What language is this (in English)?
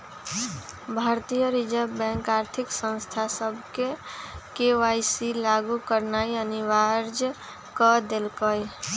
Magahi